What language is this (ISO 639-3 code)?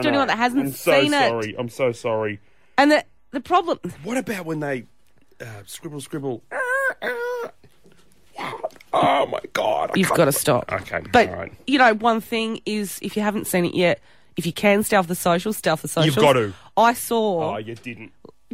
eng